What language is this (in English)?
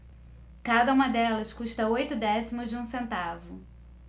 Portuguese